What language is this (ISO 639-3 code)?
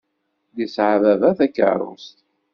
kab